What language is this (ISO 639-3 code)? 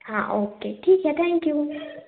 hin